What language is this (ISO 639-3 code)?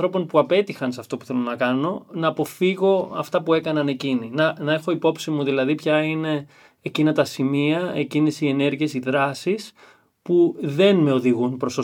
ell